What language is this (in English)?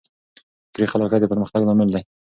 Pashto